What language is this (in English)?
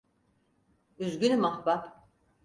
Turkish